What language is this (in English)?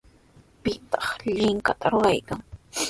Sihuas Ancash Quechua